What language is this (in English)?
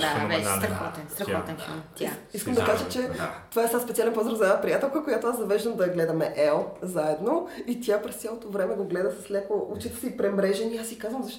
Bulgarian